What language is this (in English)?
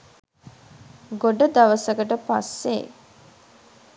Sinhala